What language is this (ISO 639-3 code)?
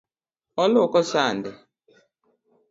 luo